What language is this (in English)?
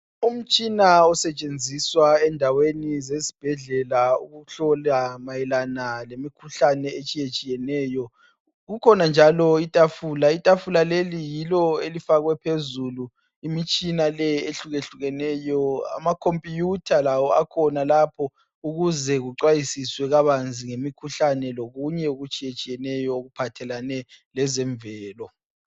North Ndebele